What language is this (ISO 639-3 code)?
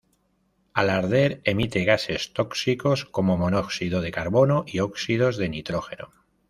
spa